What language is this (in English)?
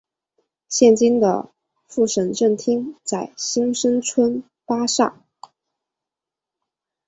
Chinese